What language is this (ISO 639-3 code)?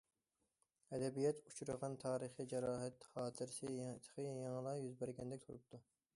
uig